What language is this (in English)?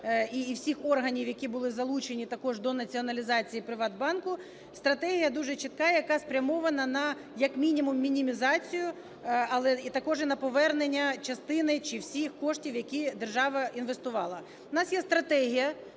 Ukrainian